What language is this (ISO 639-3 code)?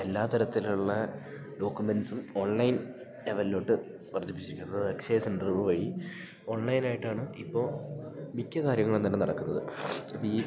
mal